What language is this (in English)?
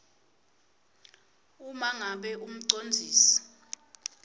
Swati